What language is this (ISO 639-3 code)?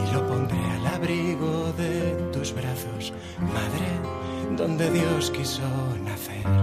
spa